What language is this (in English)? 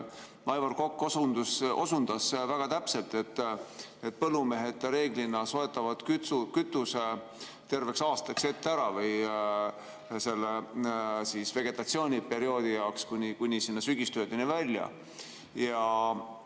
Estonian